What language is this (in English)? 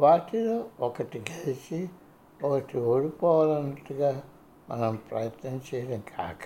Telugu